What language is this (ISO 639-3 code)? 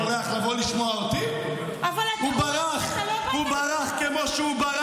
heb